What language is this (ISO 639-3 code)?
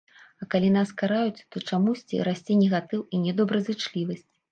bel